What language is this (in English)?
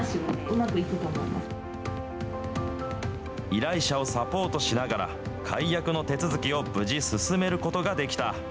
Japanese